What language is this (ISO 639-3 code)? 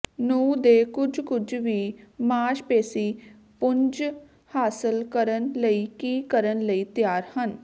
pan